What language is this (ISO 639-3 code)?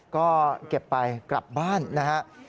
tha